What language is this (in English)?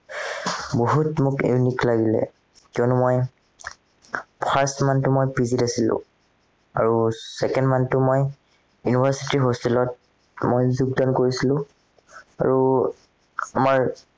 Assamese